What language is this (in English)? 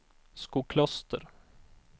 Swedish